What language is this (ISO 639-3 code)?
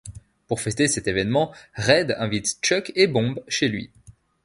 fra